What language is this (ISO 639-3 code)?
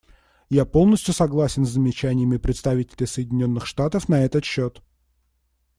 rus